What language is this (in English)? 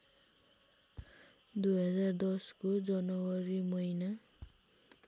Nepali